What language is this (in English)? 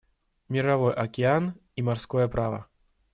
Russian